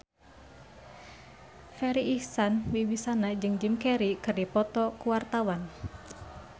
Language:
Sundanese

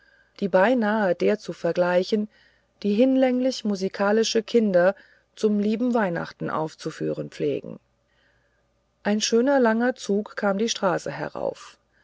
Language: German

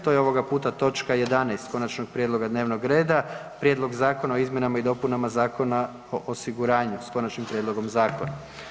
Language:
Croatian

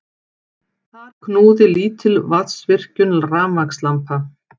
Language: Icelandic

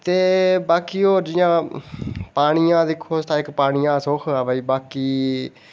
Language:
Dogri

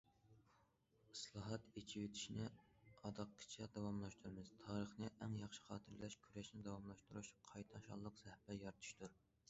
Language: Uyghur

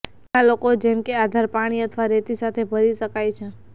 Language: Gujarati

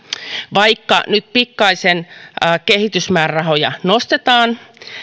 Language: Finnish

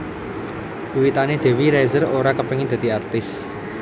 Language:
Javanese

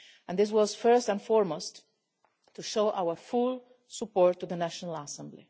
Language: English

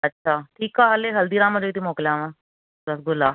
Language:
Sindhi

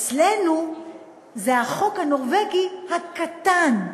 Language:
Hebrew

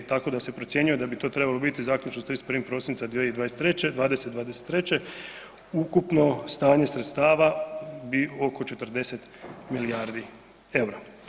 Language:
Croatian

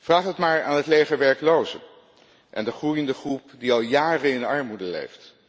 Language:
Dutch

